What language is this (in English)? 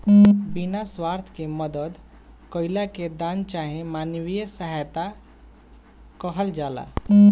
Bhojpuri